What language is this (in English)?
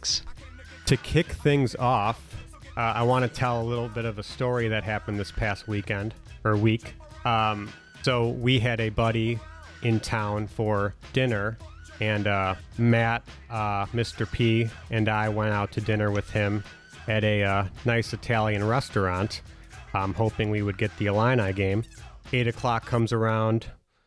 English